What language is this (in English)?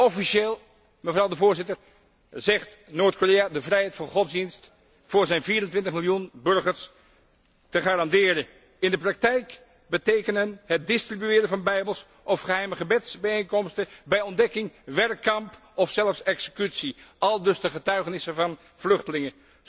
Dutch